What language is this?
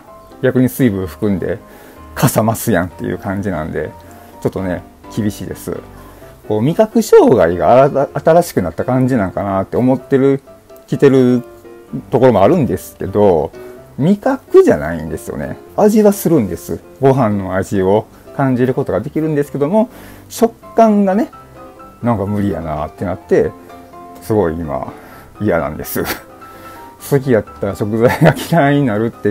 Japanese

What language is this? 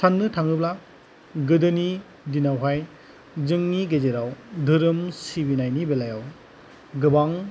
Bodo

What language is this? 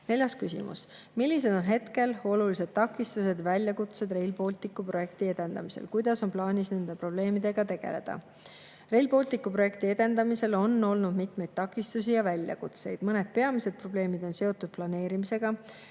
Estonian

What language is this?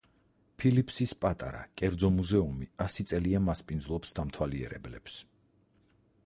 Georgian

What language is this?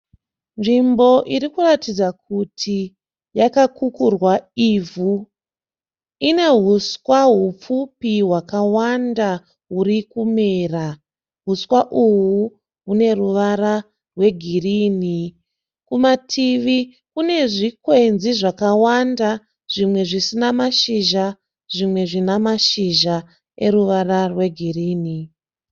Shona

